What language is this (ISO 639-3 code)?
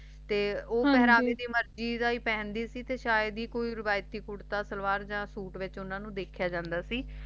pan